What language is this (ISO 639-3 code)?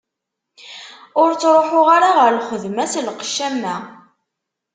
kab